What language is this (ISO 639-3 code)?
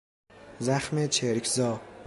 fas